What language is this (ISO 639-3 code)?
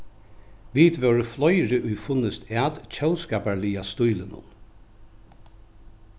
fao